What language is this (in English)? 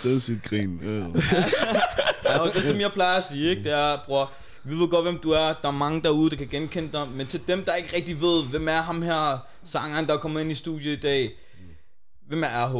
Danish